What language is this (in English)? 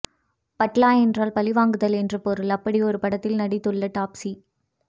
Tamil